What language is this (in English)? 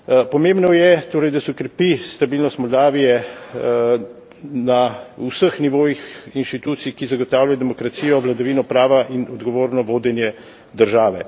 Slovenian